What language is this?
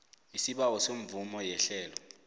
South Ndebele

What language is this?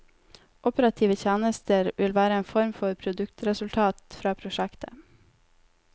Norwegian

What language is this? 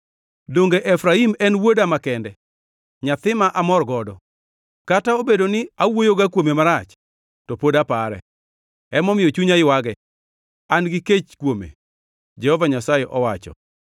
Luo (Kenya and Tanzania)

